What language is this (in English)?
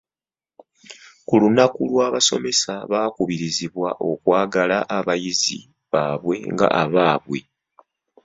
Ganda